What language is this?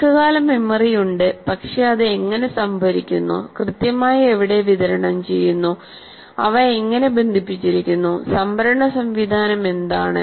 Malayalam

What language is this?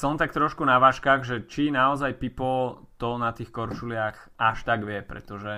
Slovak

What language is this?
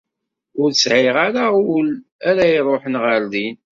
Kabyle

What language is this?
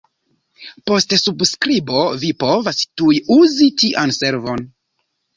Esperanto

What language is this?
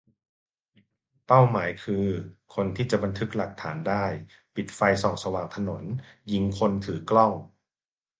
Thai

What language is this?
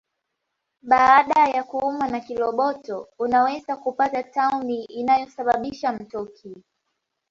Swahili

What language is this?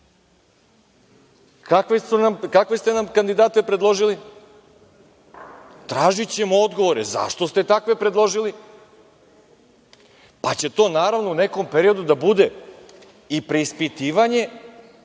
Serbian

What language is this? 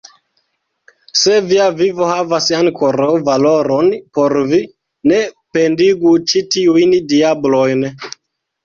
Esperanto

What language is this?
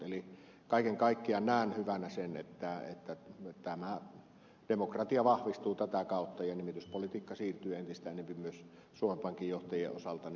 Finnish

